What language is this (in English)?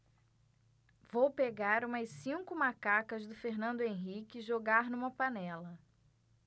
Portuguese